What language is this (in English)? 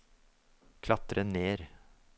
Norwegian